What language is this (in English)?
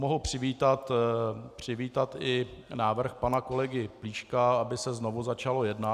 Czech